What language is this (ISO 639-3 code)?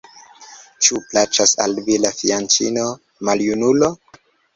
epo